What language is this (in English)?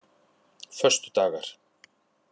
Icelandic